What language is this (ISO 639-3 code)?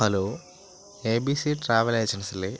mal